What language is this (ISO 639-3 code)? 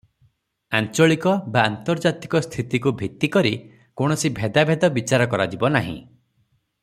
ori